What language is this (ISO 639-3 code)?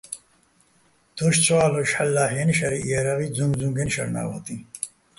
bbl